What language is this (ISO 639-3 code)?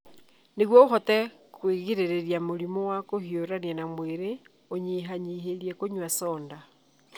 kik